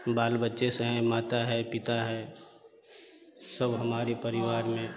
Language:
Hindi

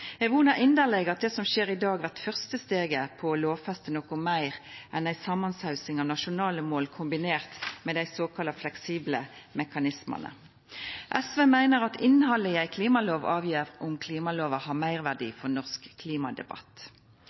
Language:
Norwegian Nynorsk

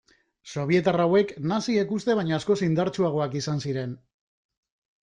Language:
Basque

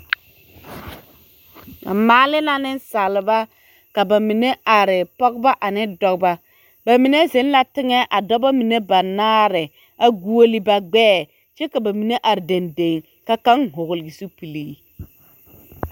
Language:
Southern Dagaare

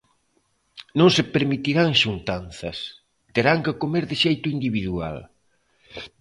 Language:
Galician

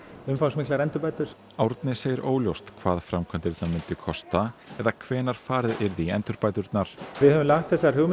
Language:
Icelandic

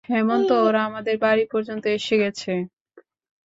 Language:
Bangla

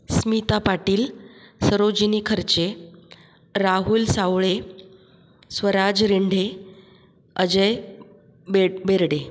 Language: Marathi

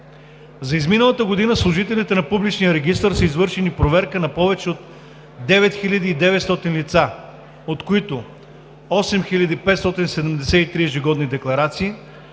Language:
Bulgarian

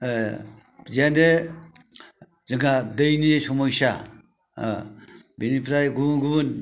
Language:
Bodo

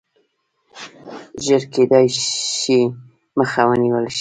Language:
Pashto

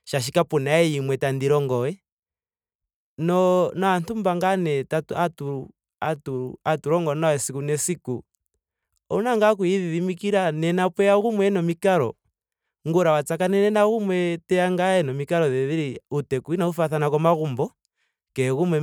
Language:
Ndonga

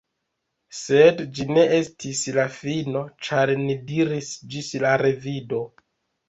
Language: Esperanto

